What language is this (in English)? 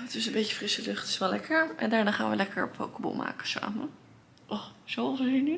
Dutch